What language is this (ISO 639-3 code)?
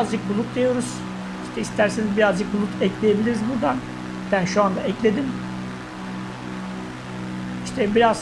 tur